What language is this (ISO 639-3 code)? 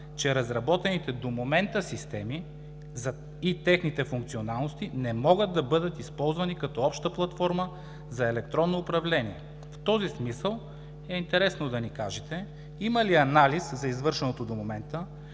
bul